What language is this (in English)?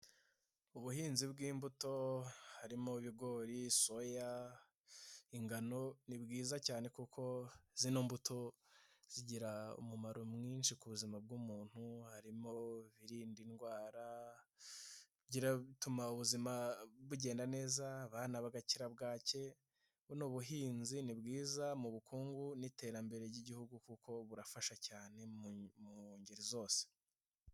Kinyarwanda